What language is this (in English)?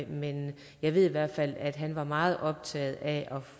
Danish